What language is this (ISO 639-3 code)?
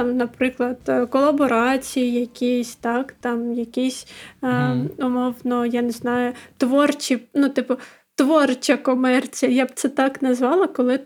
ukr